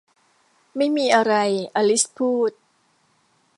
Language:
Thai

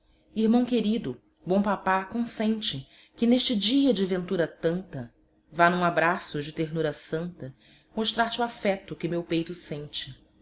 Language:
Portuguese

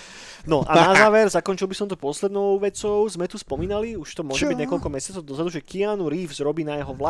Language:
Slovak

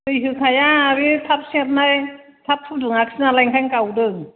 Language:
Bodo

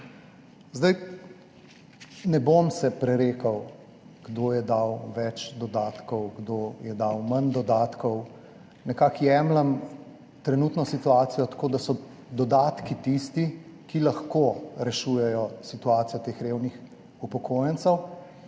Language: Slovenian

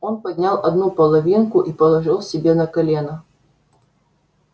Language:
Russian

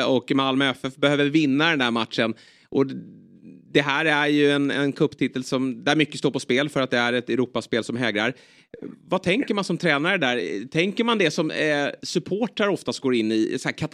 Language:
Swedish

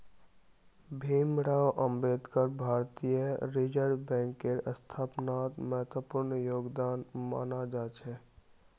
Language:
Magahi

